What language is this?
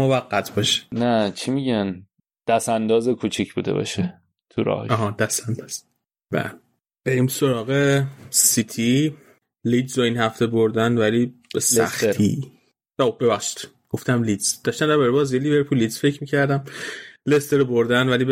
Persian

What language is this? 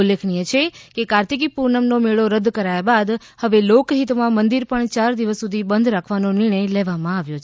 Gujarati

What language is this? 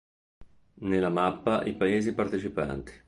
Italian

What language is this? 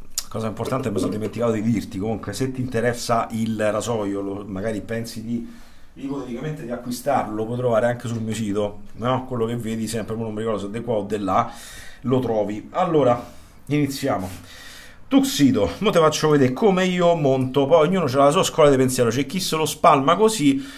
Italian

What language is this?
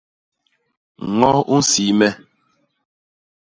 Basaa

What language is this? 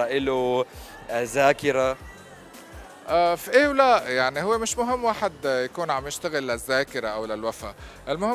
Arabic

